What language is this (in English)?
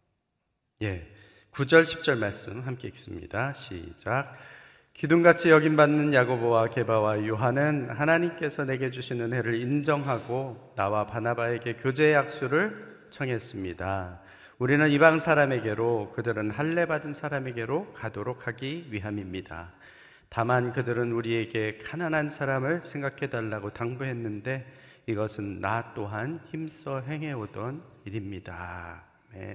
Korean